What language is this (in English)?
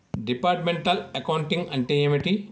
Telugu